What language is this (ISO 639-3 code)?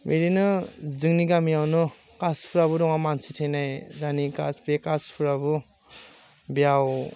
brx